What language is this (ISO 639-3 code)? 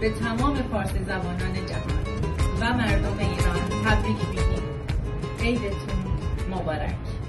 fas